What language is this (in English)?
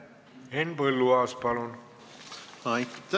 Estonian